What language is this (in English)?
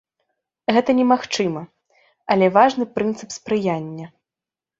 Belarusian